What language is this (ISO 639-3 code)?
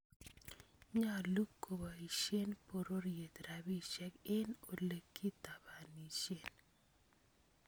kln